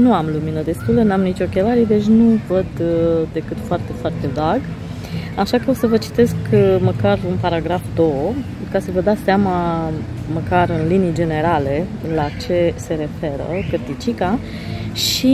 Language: Romanian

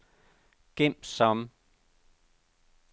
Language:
Danish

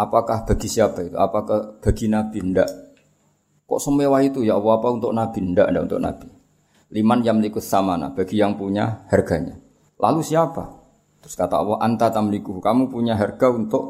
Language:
Malay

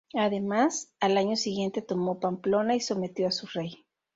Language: Spanish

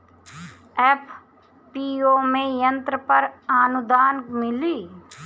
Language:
Bhojpuri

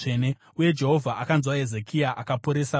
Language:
Shona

